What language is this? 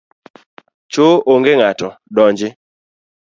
Luo (Kenya and Tanzania)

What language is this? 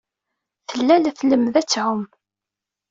Kabyle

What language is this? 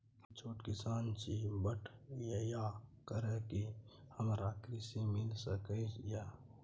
Maithili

